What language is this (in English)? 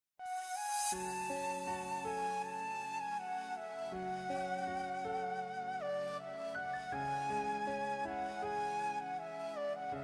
Turkish